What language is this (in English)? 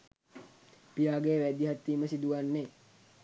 Sinhala